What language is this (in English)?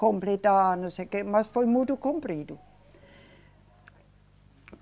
Portuguese